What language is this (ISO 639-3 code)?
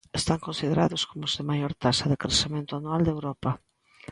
glg